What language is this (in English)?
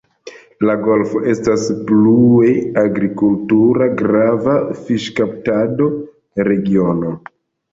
Esperanto